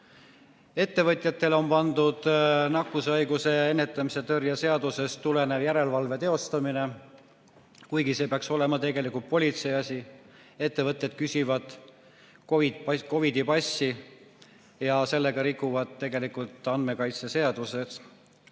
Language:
Estonian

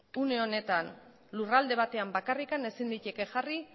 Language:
Basque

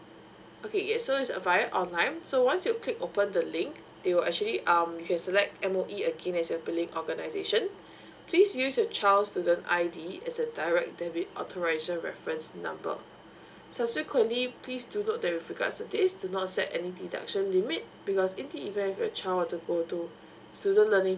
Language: English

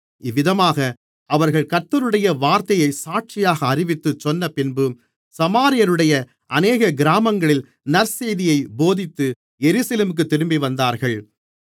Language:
Tamil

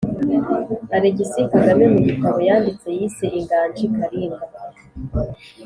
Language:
Kinyarwanda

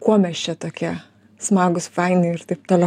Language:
Lithuanian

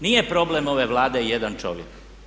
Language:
Croatian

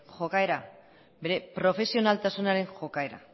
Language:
Basque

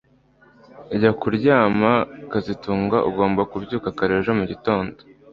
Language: Kinyarwanda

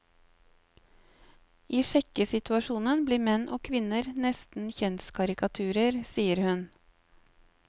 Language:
Norwegian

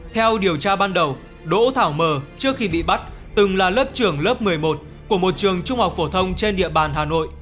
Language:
Vietnamese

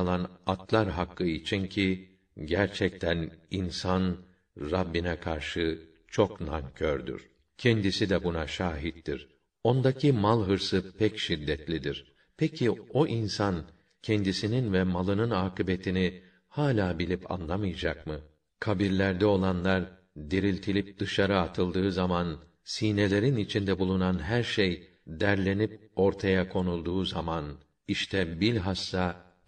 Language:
Turkish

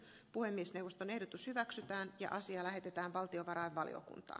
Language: Finnish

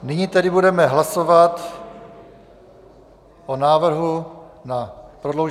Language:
Czech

